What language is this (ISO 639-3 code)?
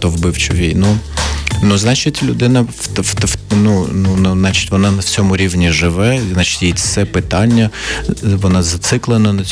ukr